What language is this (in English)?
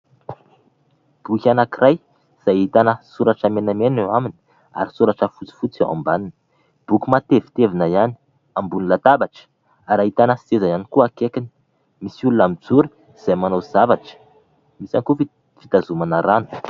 Malagasy